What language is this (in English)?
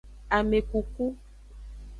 Aja (Benin)